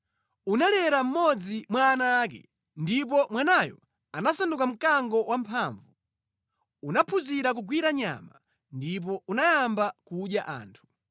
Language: Nyanja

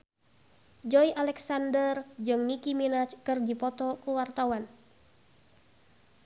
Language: Sundanese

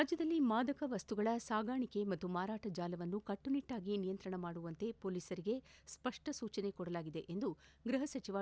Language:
Kannada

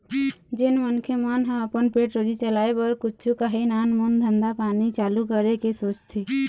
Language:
Chhattisgarhi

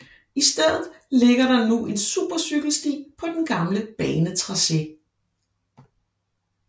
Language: Danish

